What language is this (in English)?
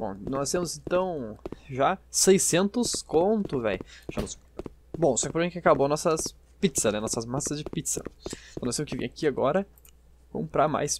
Portuguese